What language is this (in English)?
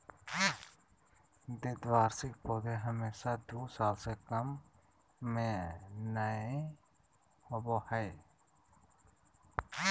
Magahi